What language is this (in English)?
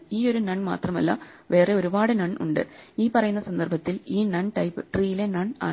Malayalam